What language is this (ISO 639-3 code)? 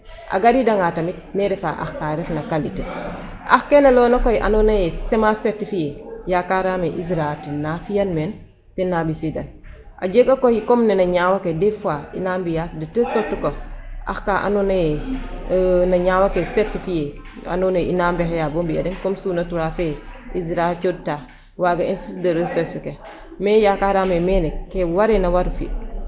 srr